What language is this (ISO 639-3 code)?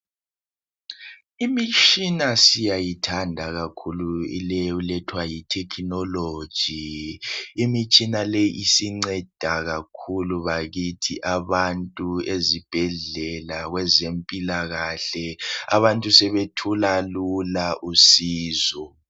nde